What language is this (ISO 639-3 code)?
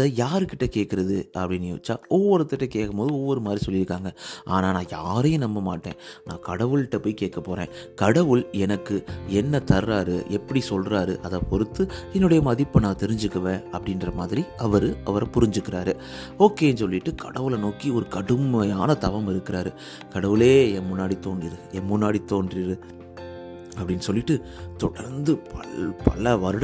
tam